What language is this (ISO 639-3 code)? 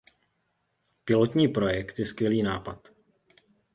ces